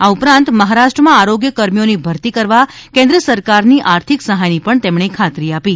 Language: Gujarati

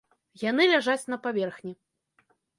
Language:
Belarusian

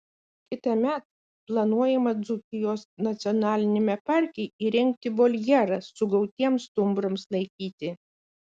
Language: Lithuanian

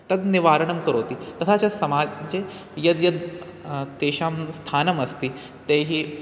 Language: Sanskrit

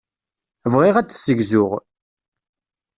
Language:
Kabyle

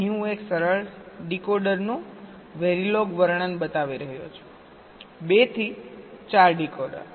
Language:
Gujarati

